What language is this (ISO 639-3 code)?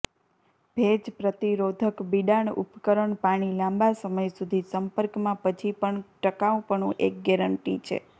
guj